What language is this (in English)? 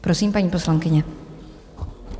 Czech